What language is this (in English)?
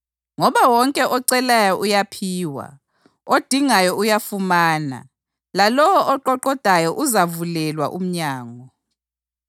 North Ndebele